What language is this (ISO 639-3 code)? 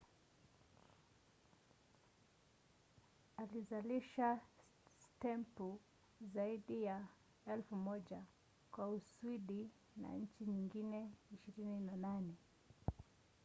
swa